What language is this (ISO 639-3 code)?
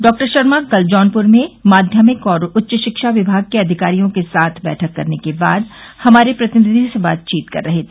hin